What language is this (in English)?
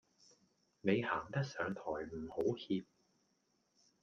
Cantonese